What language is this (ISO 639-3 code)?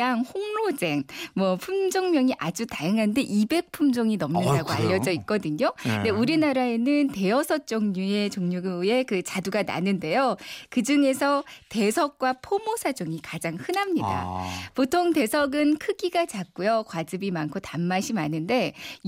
kor